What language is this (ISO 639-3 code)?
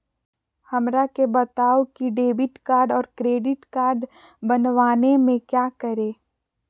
mag